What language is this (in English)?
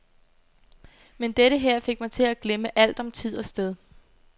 Danish